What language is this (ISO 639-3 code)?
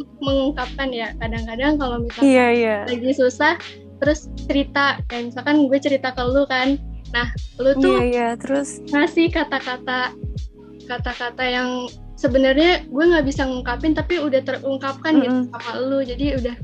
ind